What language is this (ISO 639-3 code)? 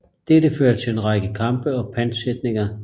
dan